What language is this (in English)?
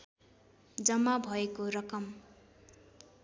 Nepali